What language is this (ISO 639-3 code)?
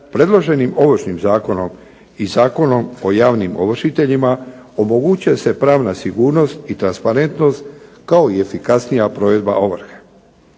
hrv